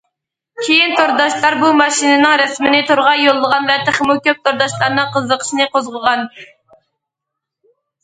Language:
Uyghur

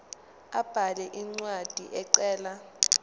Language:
Zulu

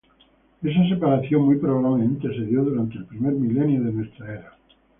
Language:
Spanish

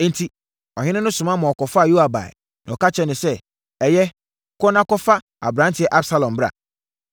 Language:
Akan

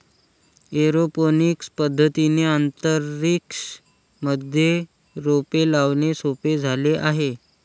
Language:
Marathi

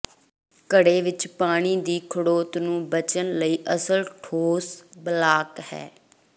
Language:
Punjabi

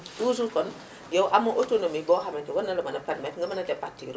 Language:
Wolof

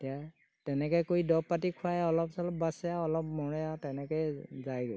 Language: Assamese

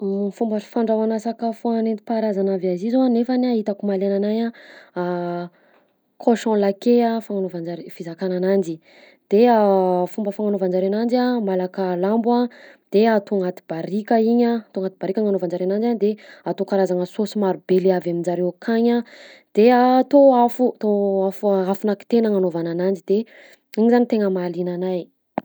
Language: Southern Betsimisaraka Malagasy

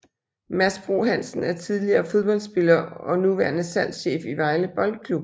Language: Danish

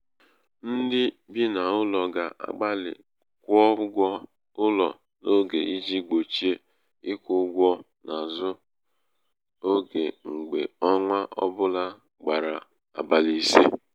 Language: Igbo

